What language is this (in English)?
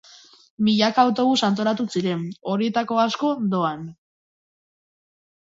Basque